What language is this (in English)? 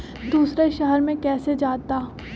Magahi